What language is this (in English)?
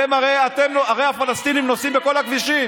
Hebrew